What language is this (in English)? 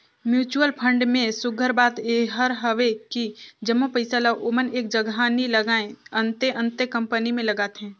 Chhattisgarhi